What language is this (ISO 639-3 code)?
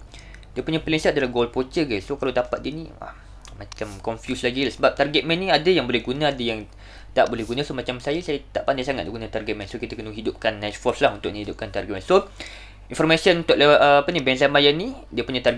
msa